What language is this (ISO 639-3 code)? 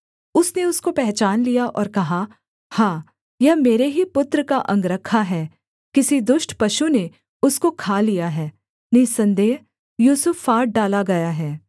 hin